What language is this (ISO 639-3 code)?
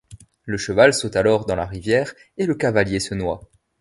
fra